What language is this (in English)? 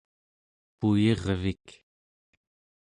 Central Yupik